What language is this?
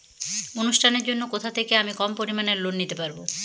Bangla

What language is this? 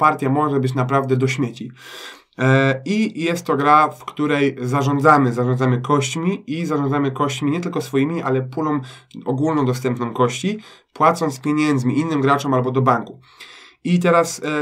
Polish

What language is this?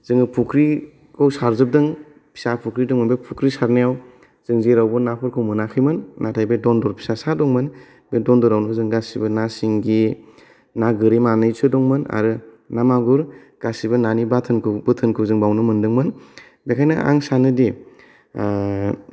Bodo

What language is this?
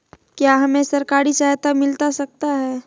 Magahi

